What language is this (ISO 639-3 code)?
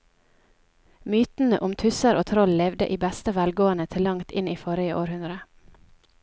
nor